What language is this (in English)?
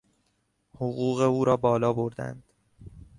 Persian